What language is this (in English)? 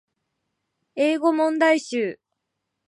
Japanese